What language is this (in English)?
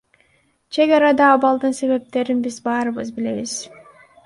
Kyrgyz